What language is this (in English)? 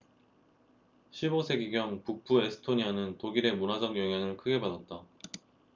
Korean